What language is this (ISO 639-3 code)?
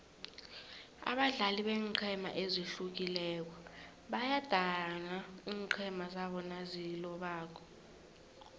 nbl